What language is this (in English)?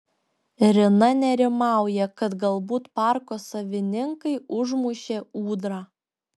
Lithuanian